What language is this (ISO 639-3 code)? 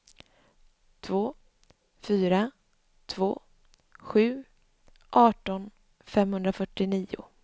swe